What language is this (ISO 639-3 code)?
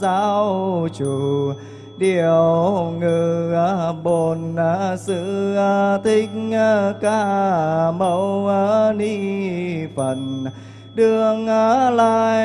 vie